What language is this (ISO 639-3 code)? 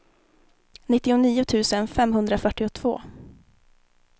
swe